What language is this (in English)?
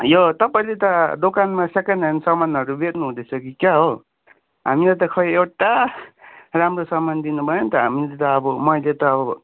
Nepali